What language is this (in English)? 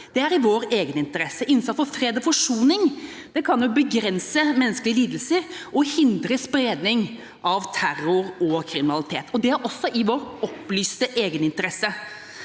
Norwegian